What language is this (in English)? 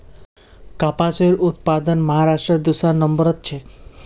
Magahi